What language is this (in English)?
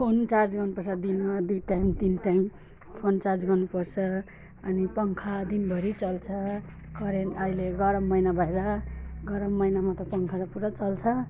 Nepali